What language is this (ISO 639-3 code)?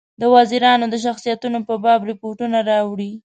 pus